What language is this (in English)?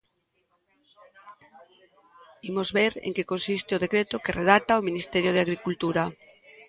Galician